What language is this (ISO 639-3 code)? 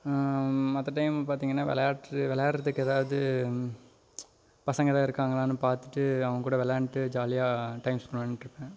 tam